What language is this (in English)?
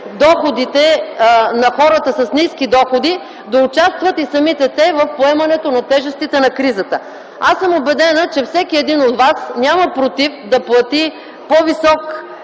Bulgarian